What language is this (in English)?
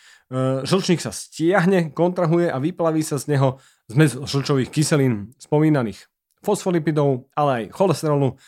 Slovak